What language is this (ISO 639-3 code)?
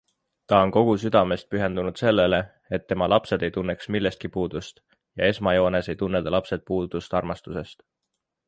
est